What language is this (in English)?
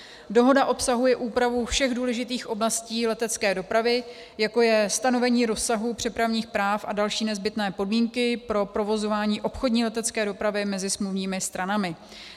Czech